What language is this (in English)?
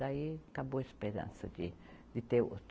Portuguese